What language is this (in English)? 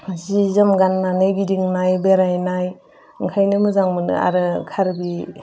Bodo